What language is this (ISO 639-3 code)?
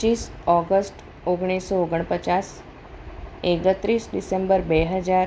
guj